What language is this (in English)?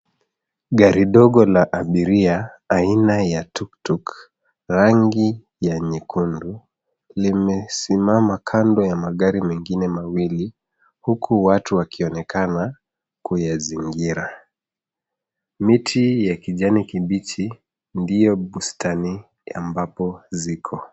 Swahili